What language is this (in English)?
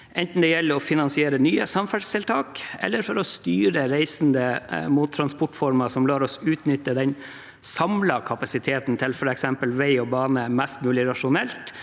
Norwegian